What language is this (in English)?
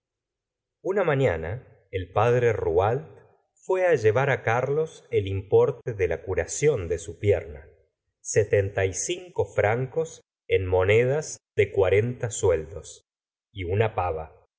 Spanish